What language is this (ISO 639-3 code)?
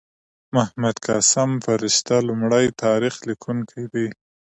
pus